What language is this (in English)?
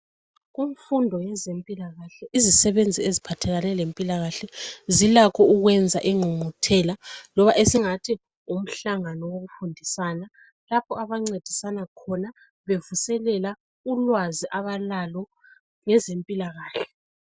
North Ndebele